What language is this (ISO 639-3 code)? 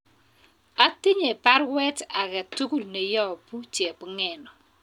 kln